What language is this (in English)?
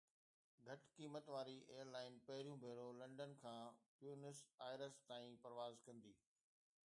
Sindhi